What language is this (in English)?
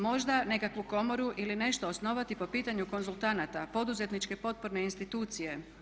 Croatian